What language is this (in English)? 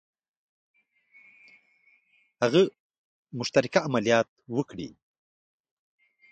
Pashto